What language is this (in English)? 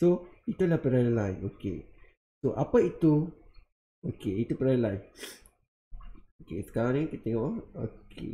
Malay